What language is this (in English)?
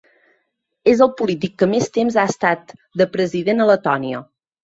Catalan